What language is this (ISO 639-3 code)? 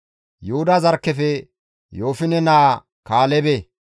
gmv